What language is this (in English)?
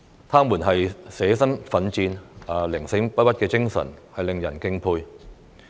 Cantonese